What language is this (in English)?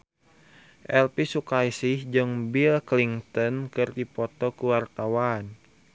Sundanese